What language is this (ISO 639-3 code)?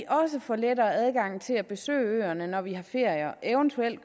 dan